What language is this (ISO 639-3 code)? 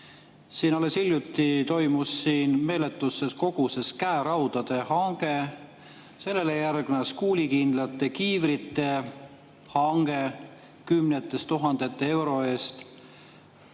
est